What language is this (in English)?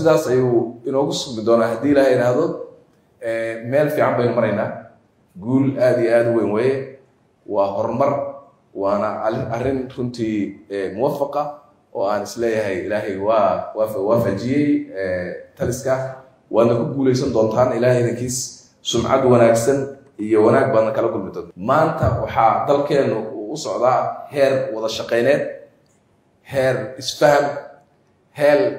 Arabic